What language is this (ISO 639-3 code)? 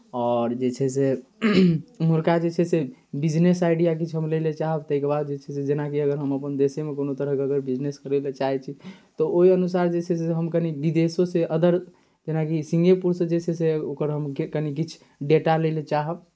mai